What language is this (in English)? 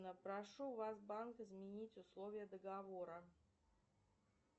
Russian